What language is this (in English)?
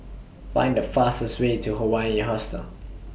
English